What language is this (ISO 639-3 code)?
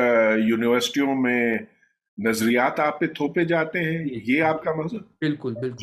urd